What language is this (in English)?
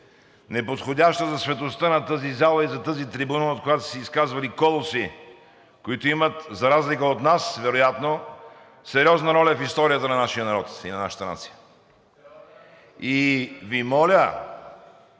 Bulgarian